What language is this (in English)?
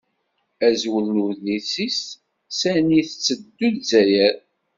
Kabyle